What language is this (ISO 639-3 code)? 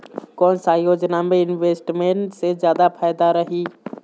hne